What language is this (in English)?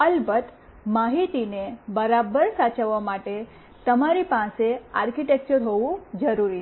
Gujarati